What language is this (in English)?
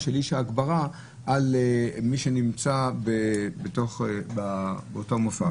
Hebrew